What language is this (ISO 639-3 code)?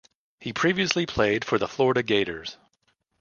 eng